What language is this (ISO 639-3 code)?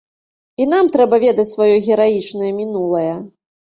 bel